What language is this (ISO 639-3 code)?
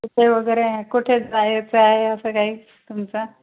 mar